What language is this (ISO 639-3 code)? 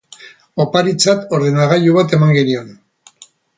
eus